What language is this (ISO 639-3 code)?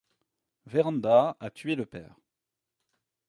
fra